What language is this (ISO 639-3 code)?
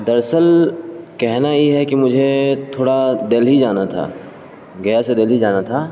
urd